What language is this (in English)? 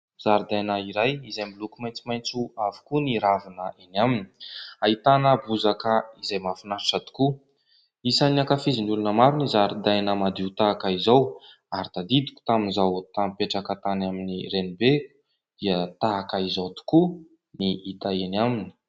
Malagasy